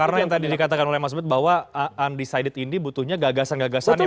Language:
Indonesian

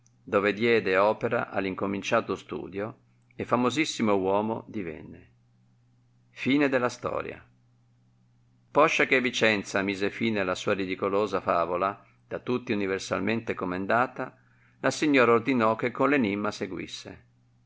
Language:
Italian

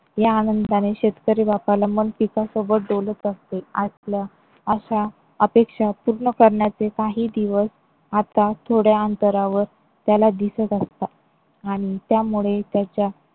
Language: Marathi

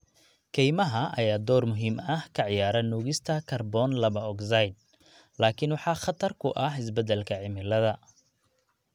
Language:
Somali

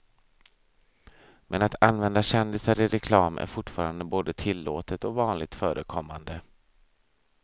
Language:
Swedish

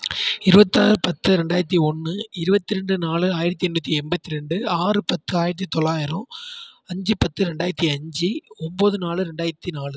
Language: Tamil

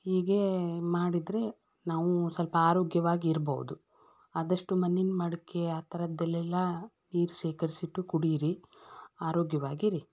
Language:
Kannada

